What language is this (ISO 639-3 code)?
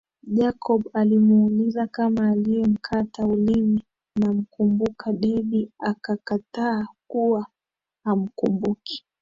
swa